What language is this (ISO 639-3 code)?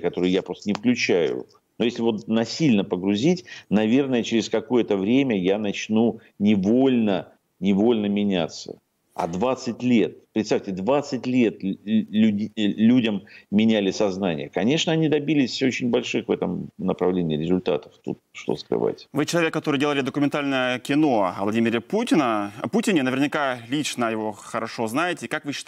rus